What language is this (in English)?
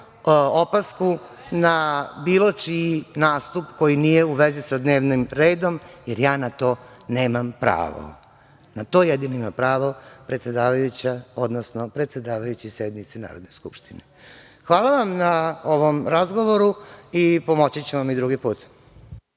Serbian